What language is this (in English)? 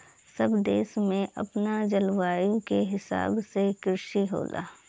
Bhojpuri